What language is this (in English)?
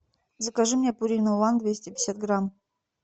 Russian